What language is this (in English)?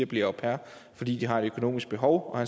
Danish